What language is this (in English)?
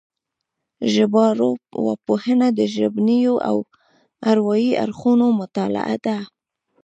Pashto